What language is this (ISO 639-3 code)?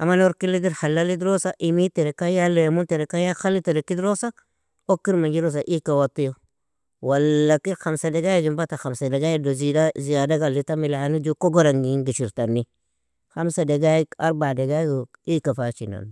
fia